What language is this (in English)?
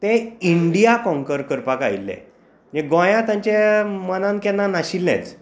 Konkani